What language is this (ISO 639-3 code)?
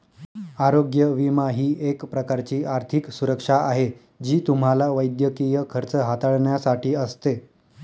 mar